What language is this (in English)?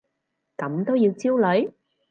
Cantonese